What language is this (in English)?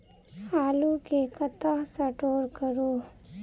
Maithili